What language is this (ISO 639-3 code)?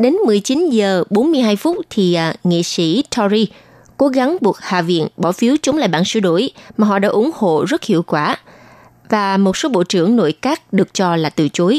vie